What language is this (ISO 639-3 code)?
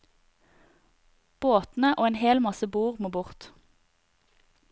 nor